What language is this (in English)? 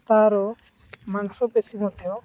Odia